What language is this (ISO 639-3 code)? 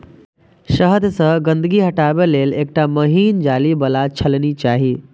mai